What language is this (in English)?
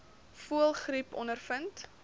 Afrikaans